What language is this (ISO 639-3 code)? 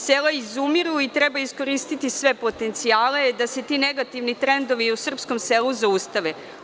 srp